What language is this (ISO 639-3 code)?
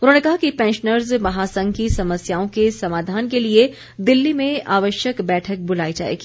hin